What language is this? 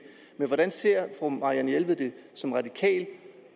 Danish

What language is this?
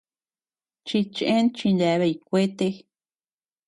Tepeuxila Cuicatec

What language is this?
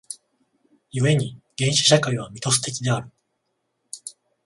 Japanese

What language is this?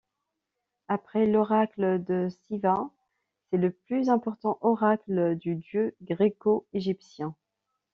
French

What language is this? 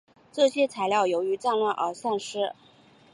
Chinese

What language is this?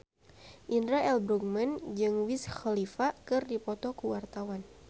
Sundanese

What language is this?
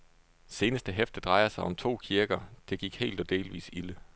Danish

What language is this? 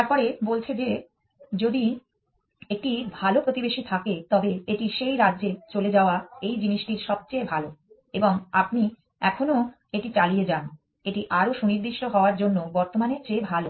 Bangla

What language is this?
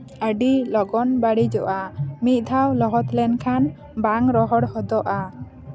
Santali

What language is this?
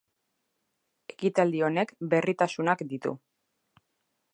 Basque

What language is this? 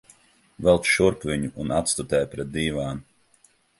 Latvian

